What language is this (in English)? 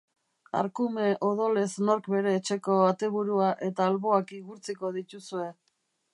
Basque